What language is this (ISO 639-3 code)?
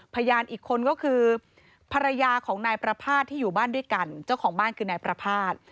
tha